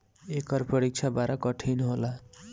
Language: Bhojpuri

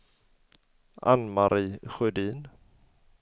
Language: Swedish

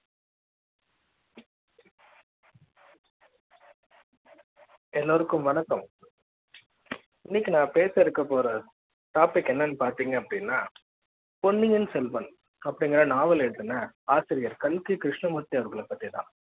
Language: Tamil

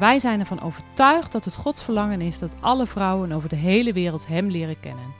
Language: Dutch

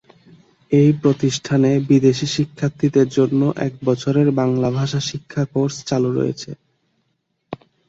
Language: Bangla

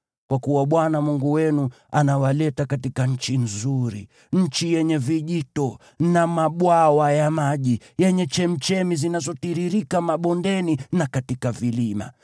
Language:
Swahili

